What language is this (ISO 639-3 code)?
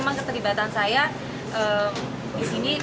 ind